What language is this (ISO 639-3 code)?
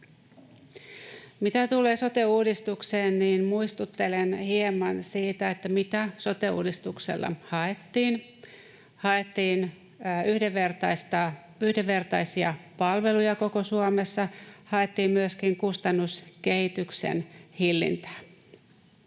fin